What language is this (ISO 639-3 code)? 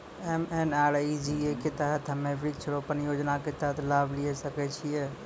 mai